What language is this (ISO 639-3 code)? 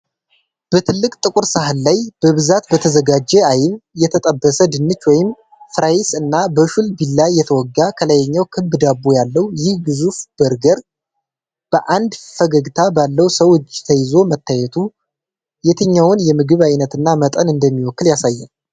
amh